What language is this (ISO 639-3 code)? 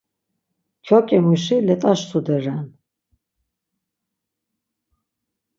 lzz